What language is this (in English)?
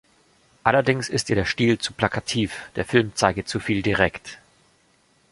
German